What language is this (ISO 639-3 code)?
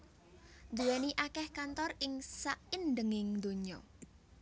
jav